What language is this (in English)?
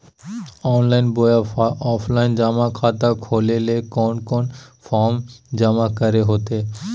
Magahi